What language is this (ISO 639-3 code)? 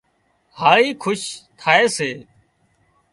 kxp